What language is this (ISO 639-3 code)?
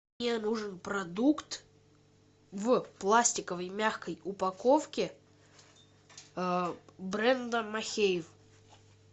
rus